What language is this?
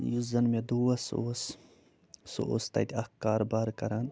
Kashmiri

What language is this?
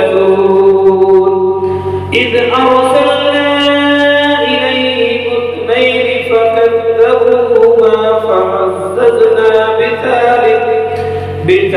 Arabic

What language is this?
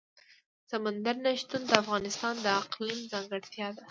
Pashto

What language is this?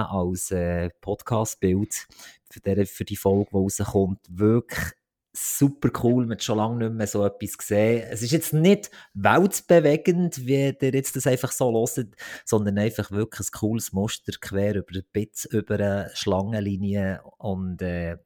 German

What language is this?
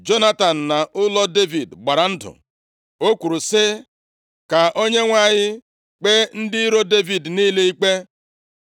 Igbo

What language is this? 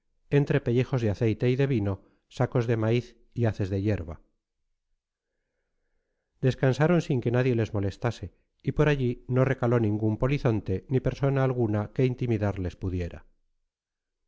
Spanish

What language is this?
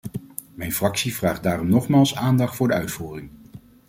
Dutch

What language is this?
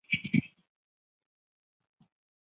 Chinese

